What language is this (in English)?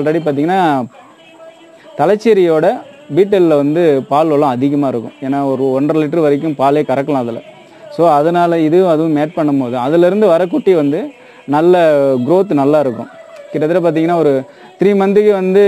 Romanian